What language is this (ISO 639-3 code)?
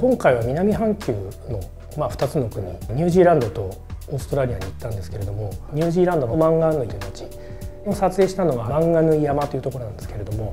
jpn